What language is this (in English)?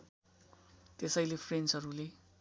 Nepali